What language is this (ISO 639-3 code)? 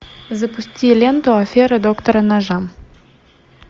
rus